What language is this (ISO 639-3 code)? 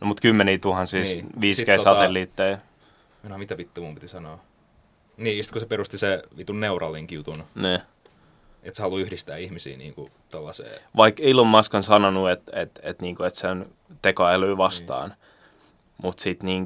fin